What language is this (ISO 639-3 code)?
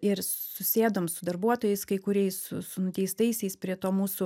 lit